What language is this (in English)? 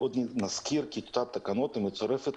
Hebrew